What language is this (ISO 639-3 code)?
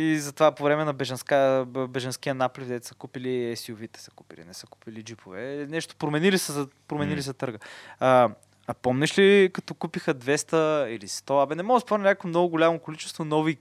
bul